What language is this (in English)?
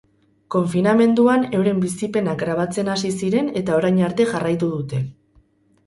Basque